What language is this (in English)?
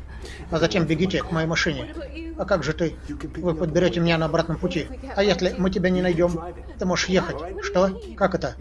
Russian